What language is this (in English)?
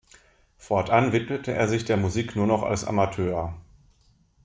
German